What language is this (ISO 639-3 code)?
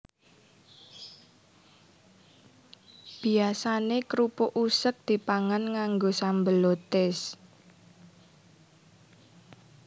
jav